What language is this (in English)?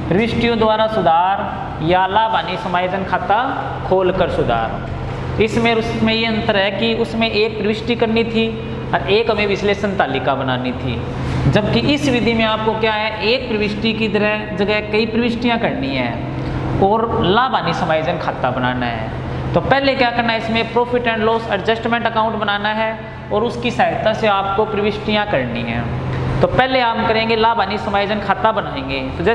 Hindi